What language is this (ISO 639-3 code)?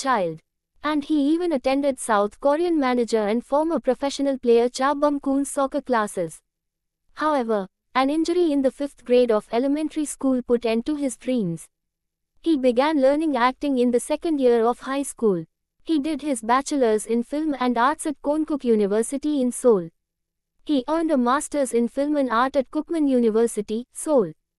eng